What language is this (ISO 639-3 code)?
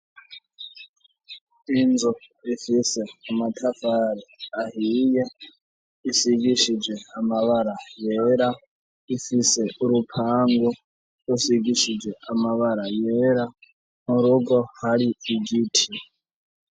run